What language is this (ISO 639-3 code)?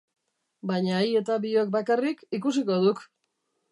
eus